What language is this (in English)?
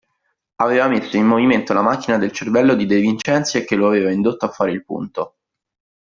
Italian